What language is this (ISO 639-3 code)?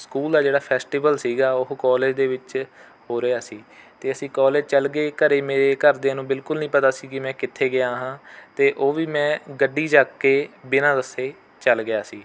pan